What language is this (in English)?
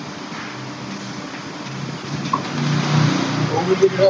Punjabi